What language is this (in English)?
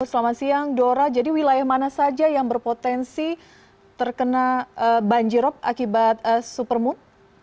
Indonesian